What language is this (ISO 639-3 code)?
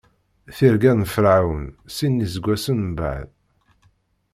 kab